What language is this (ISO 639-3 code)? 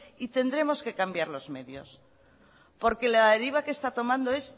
spa